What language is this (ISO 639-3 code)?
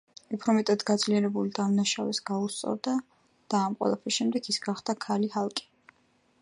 kat